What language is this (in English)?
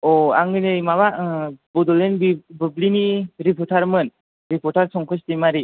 Bodo